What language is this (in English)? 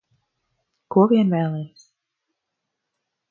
Latvian